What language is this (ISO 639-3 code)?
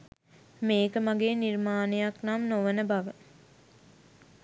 sin